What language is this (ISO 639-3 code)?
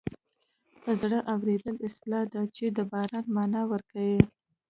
pus